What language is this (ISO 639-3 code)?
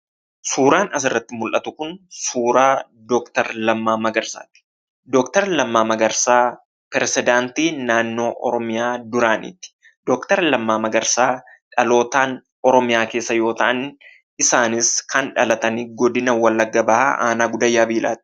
orm